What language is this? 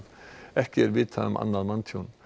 Icelandic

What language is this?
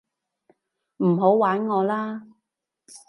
Cantonese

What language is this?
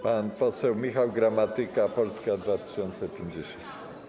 Polish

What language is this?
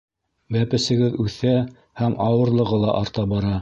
Bashkir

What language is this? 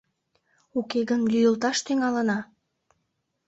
Mari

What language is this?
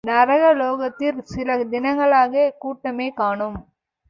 Tamil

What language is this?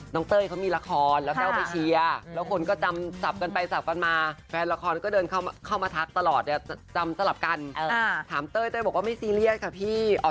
Thai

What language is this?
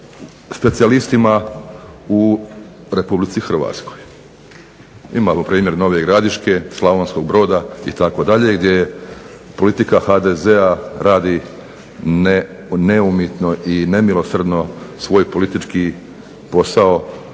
Croatian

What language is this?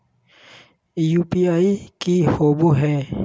Magahi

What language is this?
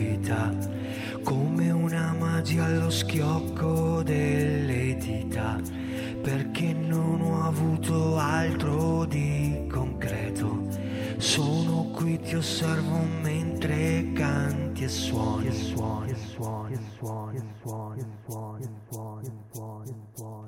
Italian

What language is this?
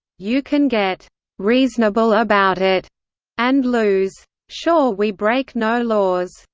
English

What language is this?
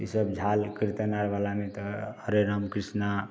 Hindi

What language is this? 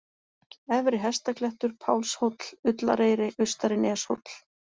Icelandic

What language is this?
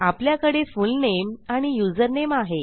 Marathi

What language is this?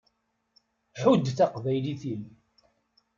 Kabyle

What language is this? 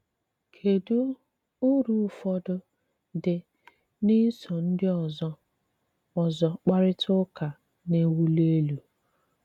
Igbo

